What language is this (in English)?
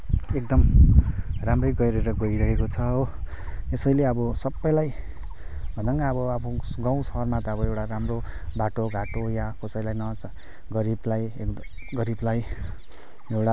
Nepali